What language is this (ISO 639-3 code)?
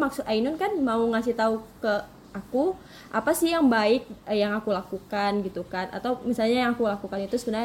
ind